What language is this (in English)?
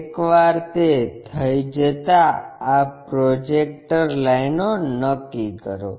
Gujarati